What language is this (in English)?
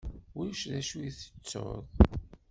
Kabyle